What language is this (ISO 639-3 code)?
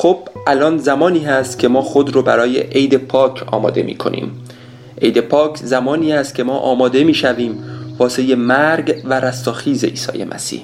fas